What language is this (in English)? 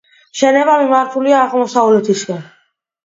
Georgian